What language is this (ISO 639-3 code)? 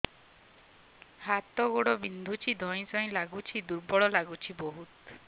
ori